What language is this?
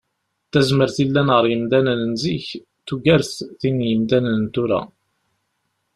Kabyle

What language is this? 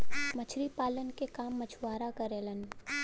Bhojpuri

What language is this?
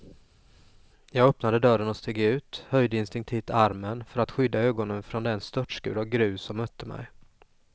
Swedish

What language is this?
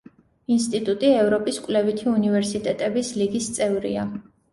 Georgian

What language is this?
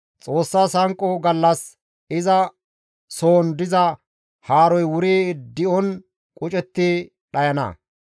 Gamo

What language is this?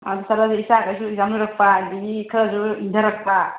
Manipuri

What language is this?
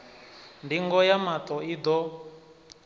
Venda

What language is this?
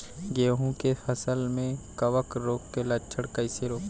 Bhojpuri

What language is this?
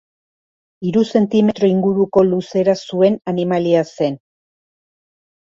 Basque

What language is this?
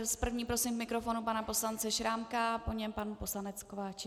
Czech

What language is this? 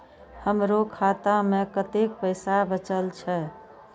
Maithili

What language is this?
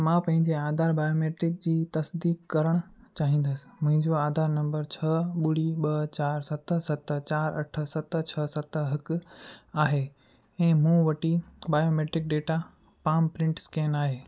Sindhi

